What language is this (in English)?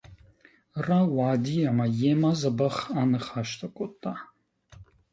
Ossetic